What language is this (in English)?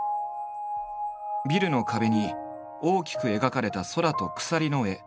Japanese